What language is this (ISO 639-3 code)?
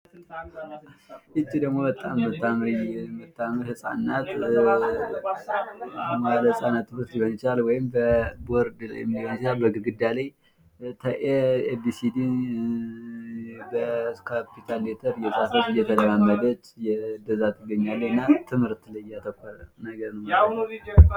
amh